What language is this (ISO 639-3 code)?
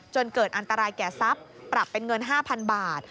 tha